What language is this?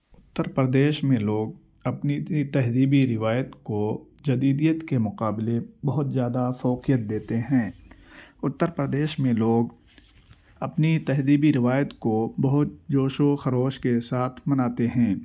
Urdu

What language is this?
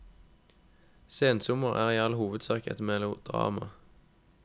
Norwegian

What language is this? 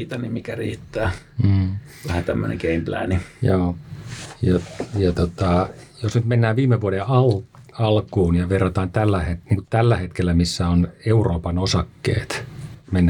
Finnish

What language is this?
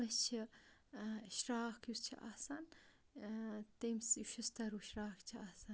Kashmiri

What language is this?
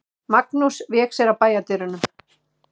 Icelandic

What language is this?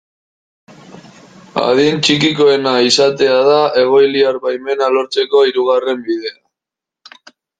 Basque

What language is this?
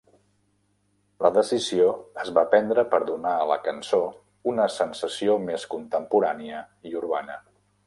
Catalan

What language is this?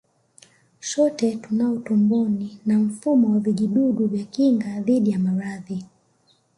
Swahili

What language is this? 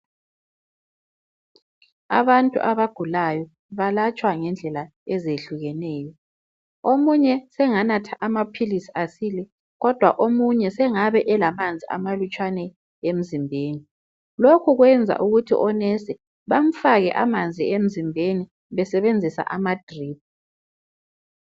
North Ndebele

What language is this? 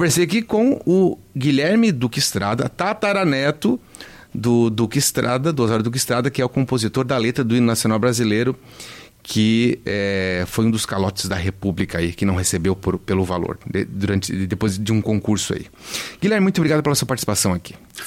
Portuguese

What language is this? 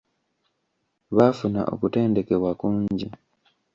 Ganda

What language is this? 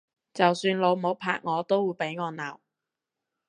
Cantonese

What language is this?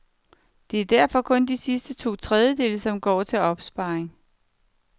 Danish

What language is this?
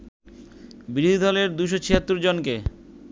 Bangla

